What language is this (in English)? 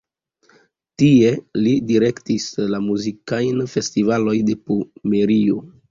Esperanto